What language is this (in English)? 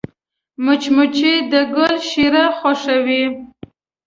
Pashto